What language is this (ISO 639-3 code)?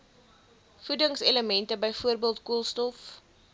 afr